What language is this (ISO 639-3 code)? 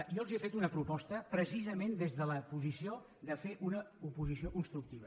cat